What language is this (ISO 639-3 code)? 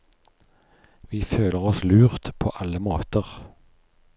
nor